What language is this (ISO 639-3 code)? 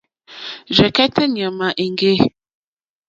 bri